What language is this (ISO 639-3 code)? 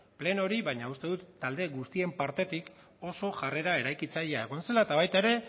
eus